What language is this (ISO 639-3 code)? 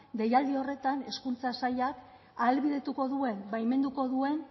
eus